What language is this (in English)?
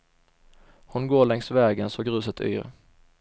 Swedish